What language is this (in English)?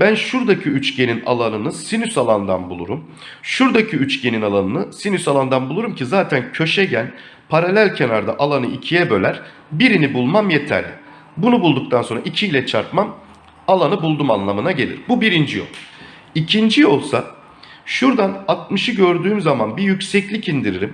Turkish